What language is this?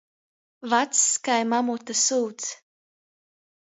Latgalian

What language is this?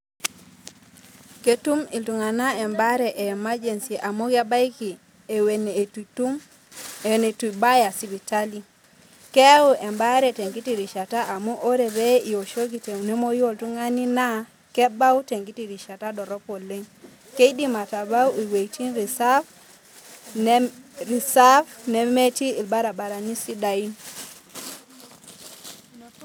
Masai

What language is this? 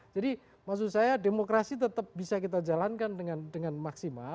Indonesian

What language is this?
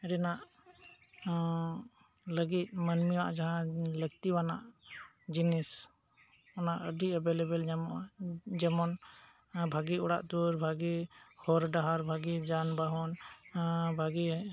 Santali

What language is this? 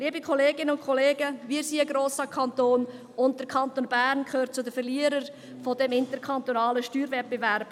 Swiss German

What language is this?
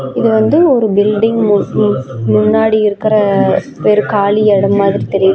Tamil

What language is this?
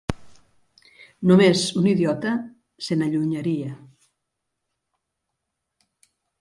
Catalan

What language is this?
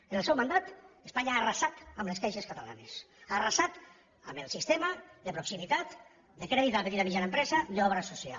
Catalan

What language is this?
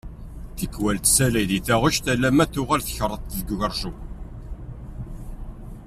Kabyle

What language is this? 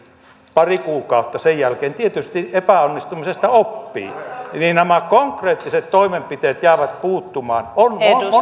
Finnish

